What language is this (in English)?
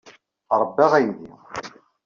Kabyle